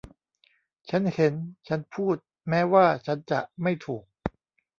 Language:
Thai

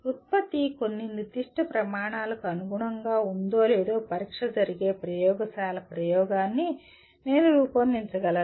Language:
Telugu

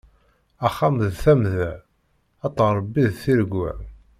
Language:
Kabyle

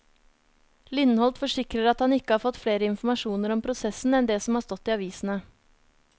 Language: Norwegian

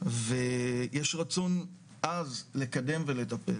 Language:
Hebrew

